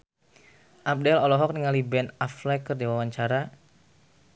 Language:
Sundanese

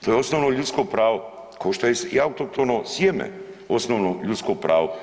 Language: Croatian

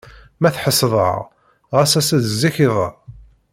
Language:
Kabyle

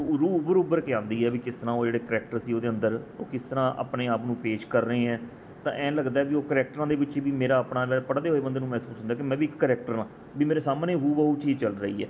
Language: Punjabi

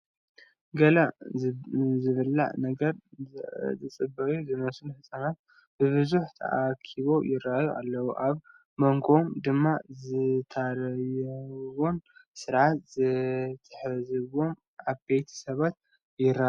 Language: Tigrinya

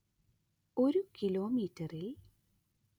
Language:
Malayalam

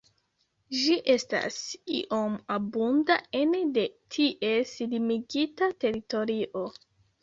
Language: Esperanto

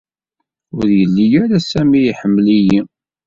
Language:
Kabyle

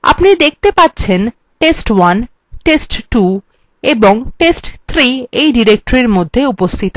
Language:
Bangla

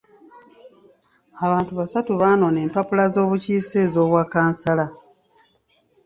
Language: Ganda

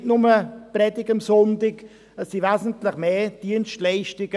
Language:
Swiss German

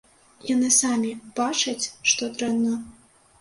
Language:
Belarusian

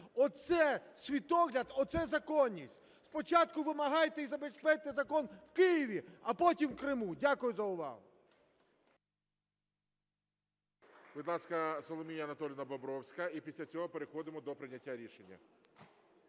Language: Ukrainian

